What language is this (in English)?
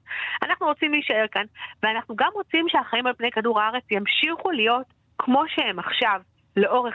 Hebrew